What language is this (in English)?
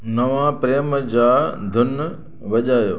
Sindhi